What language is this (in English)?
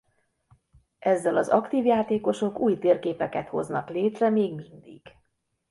Hungarian